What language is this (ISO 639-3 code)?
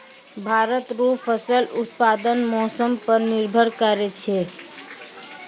mai